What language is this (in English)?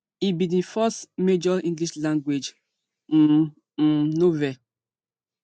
Nigerian Pidgin